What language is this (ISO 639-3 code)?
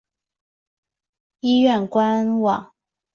zho